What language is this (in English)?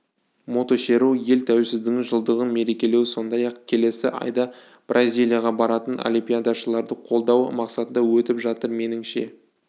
Kazakh